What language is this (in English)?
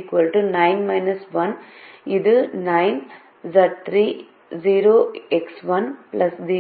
Tamil